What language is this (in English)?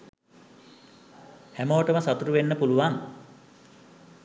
Sinhala